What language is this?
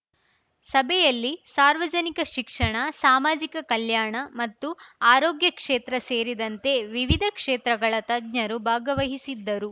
Kannada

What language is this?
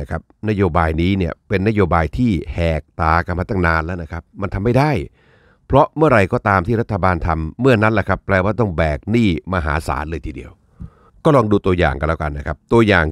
Thai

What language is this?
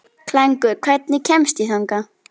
Icelandic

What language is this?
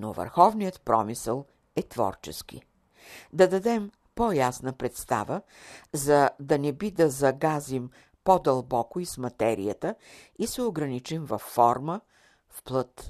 Bulgarian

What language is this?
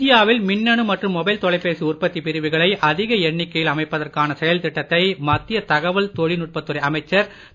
Tamil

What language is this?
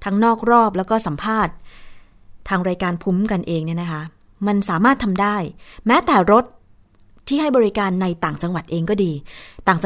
Thai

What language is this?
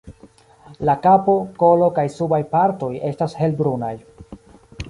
Esperanto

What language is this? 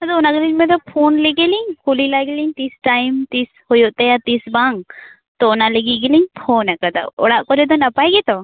Santali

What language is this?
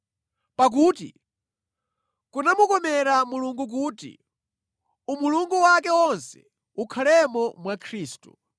Nyanja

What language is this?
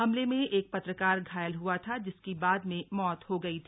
Hindi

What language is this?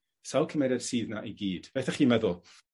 Welsh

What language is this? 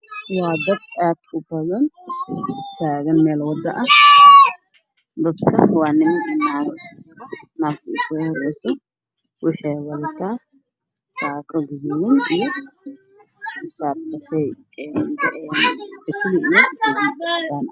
Somali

